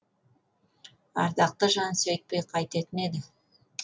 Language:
Kazakh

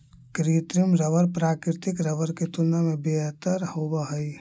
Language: Magahi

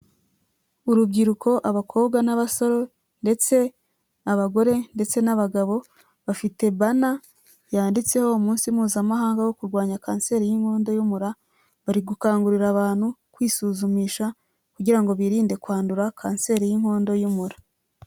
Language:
Kinyarwanda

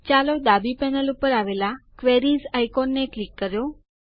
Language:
Gujarati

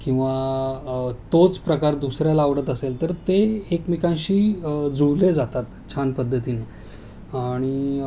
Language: Marathi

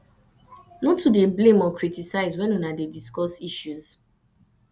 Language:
Nigerian Pidgin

